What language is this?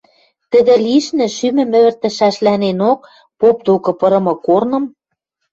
Western Mari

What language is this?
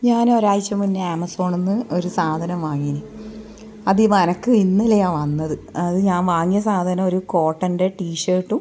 Malayalam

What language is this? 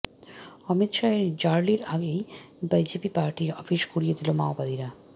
Bangla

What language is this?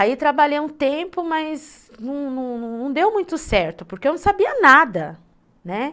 Portuguese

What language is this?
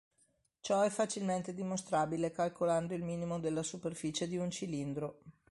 Italian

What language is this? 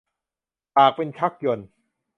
Thai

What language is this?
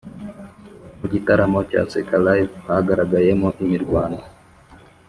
Kinyarwanda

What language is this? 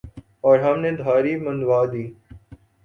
Urdu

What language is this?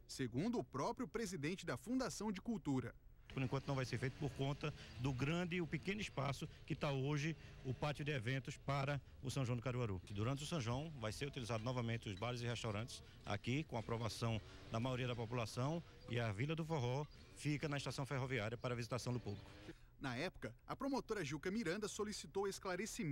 Portuguese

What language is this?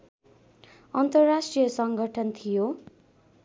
Nepali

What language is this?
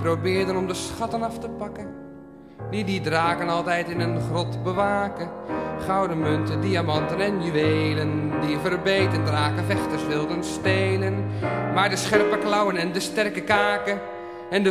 Dutch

